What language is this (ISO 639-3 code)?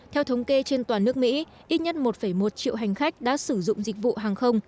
vie